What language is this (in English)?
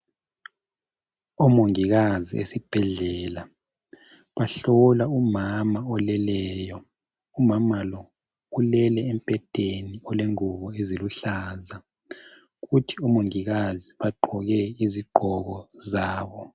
North Ndebele